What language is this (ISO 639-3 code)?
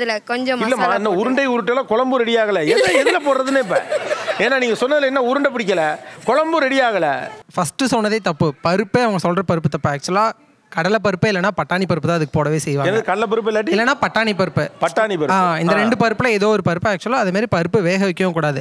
ron